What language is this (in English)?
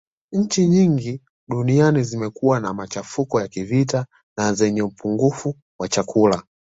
Swahili